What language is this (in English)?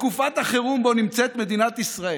Hebrew